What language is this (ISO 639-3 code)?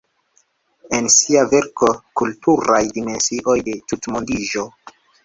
epo